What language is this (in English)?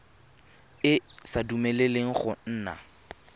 Tswana